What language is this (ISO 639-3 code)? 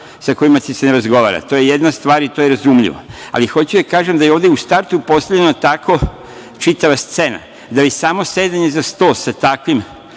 srp